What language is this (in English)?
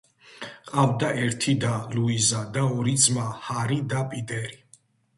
Georgian